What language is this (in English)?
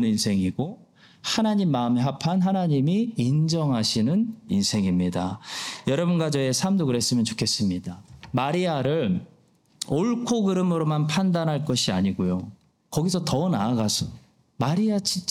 Korean